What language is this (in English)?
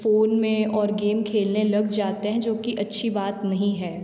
Hindi